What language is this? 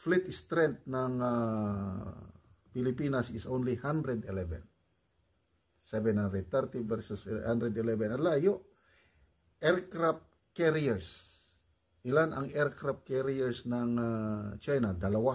Filipino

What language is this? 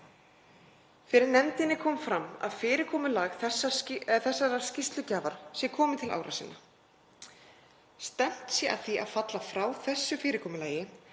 Icelandic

